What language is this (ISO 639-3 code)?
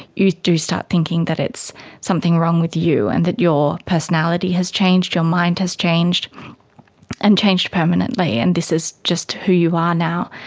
eng